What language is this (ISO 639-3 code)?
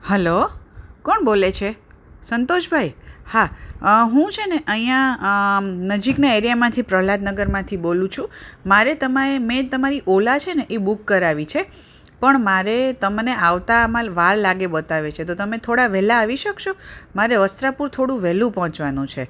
guj